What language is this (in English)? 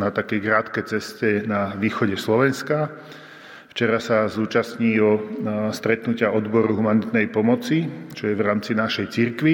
Slovak